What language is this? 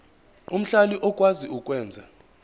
Zulu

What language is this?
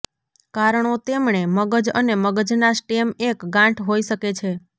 Gujarati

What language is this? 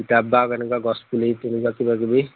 Assamese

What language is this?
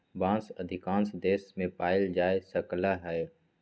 Magahi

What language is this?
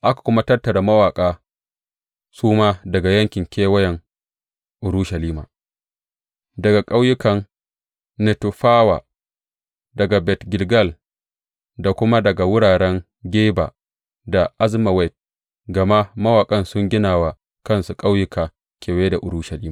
Hausa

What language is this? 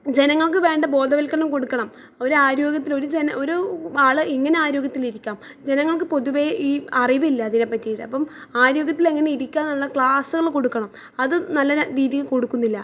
Malayalam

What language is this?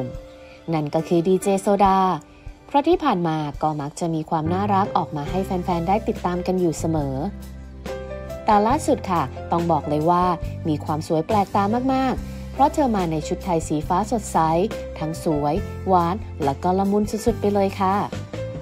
Thai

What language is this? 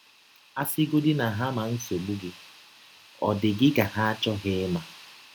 Igbo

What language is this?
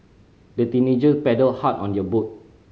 English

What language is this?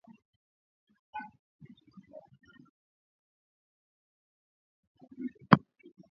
Swahili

